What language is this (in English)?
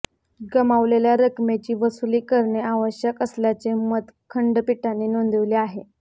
Marathi